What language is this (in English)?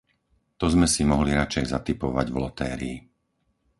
Slovak